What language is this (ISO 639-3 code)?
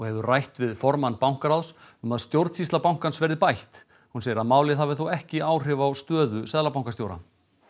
isl